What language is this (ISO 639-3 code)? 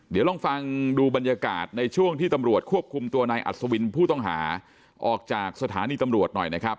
tha